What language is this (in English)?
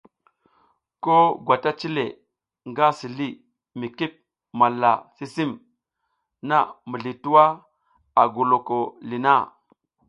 South Giziga